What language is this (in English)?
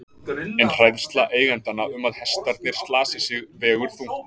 Icelandic